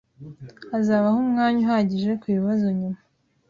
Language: Kinyarwanda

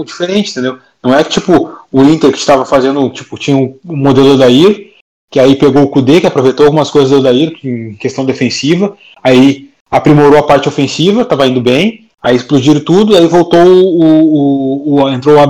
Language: Portuguese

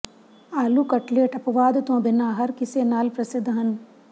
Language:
Punjabi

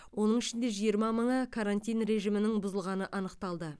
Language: Kazakh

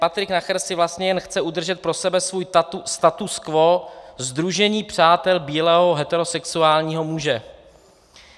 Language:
Czech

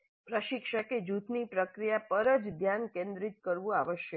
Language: Gujarati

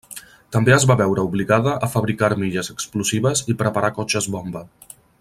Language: Catalan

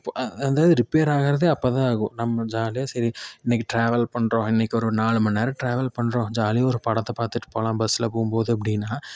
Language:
Tamil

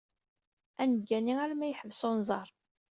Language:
Kabyle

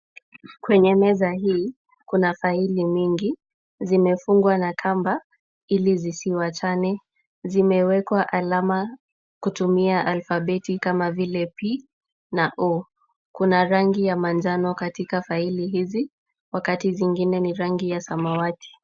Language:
Swahili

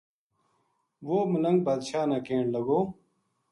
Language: Gujari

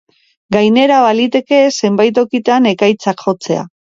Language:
Basque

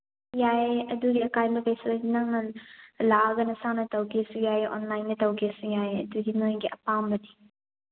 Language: Manipuri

